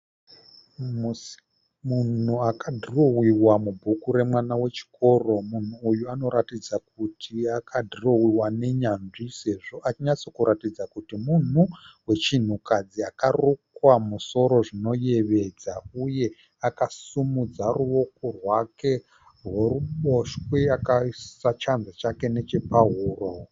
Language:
Shona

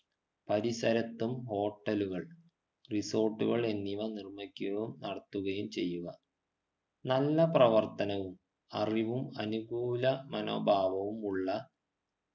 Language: Malayalam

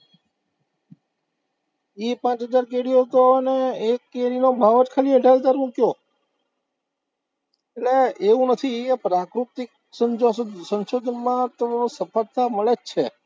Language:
Gujarati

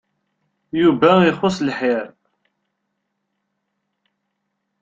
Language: Kabyle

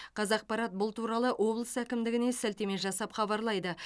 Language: Kazakh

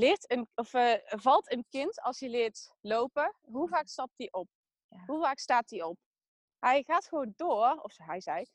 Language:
Dutch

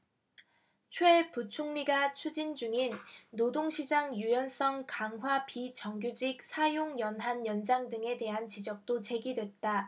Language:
Korean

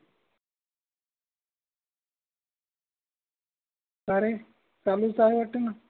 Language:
Marathi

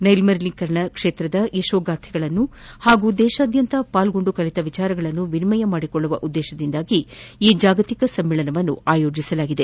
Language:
Kannada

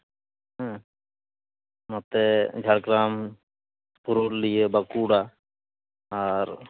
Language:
Santali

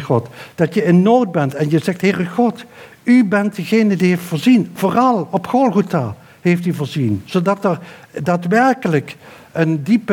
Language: Dutch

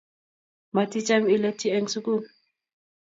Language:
Kalenjin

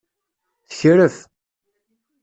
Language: Kabyle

